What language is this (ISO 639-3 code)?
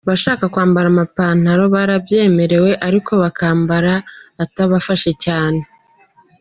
kin